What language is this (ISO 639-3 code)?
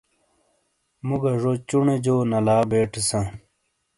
scl